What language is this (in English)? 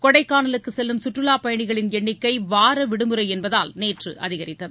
Tamil